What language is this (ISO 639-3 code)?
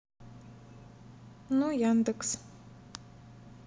rus